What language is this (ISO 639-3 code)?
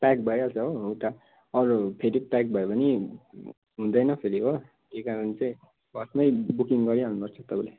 nep